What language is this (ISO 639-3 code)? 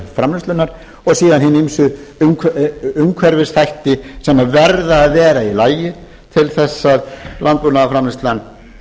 isl